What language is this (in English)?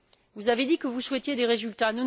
French